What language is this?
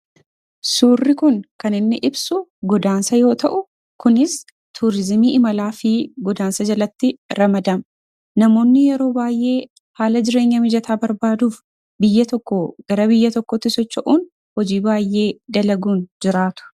Oromo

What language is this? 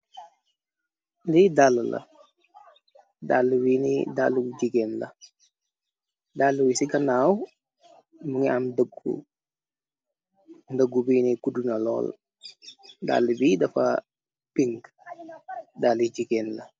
Wolof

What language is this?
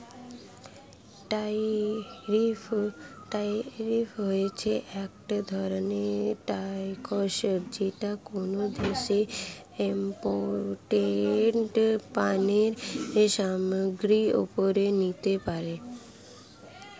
Bangla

